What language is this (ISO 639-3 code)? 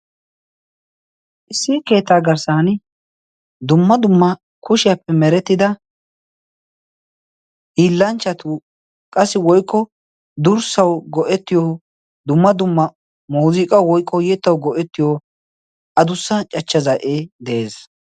wal